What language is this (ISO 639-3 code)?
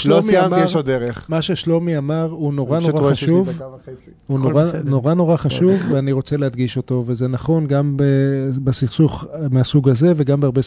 heb